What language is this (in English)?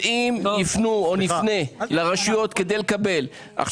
Hebrew